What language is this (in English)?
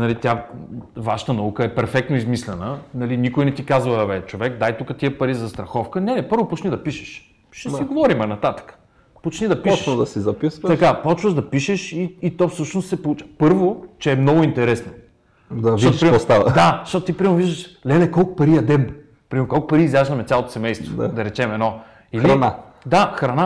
Bulgarian